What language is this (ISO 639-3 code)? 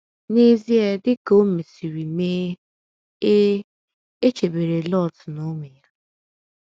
ibo